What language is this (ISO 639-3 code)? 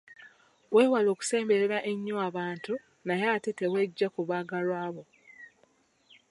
lug